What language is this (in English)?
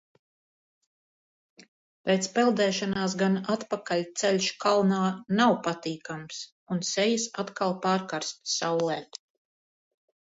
Latvian